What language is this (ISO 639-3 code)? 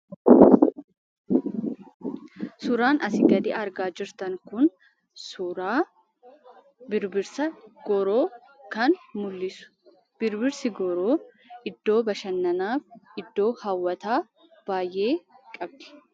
orm